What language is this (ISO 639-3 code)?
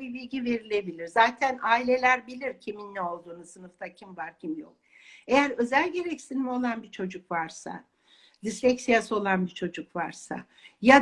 tur